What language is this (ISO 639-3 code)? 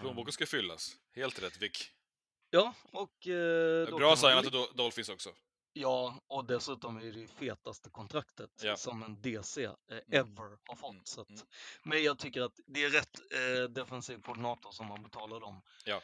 swe